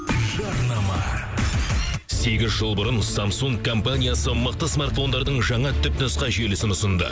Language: Kazakh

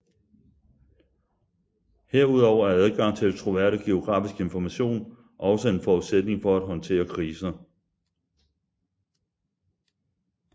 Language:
Danish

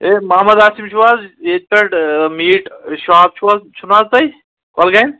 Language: Kashmiri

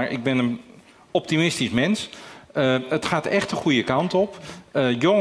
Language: Dutch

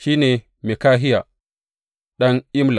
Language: Hausa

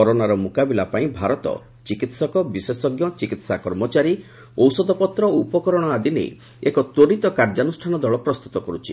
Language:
Odia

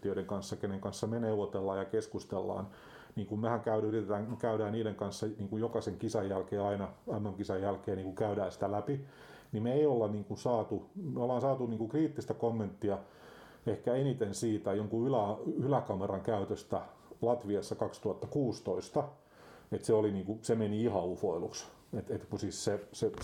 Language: Finnish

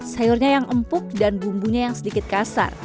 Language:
Indonesian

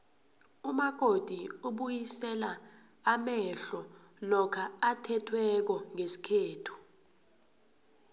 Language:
South Ndebele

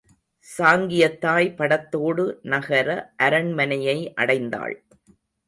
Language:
Tamil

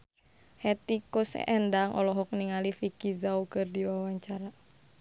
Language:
Sundanese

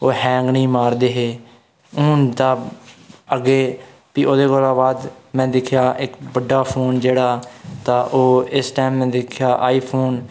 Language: Dogri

